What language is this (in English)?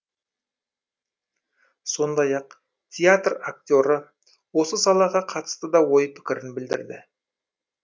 Kazakh